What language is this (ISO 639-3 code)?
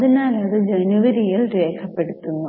mal